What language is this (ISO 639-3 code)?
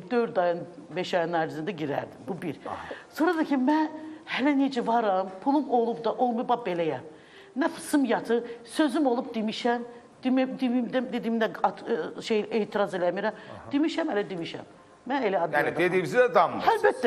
tur